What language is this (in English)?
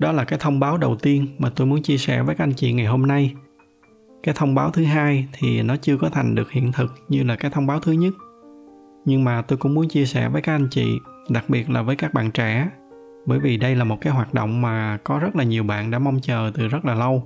Vietnamese